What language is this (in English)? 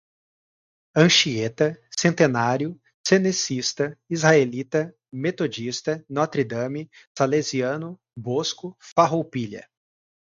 Portuguese